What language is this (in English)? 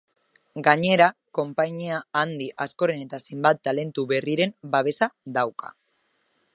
Basque